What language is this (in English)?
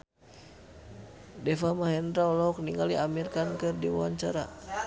Sundanese